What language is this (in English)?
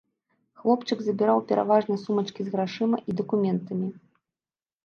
Belarusian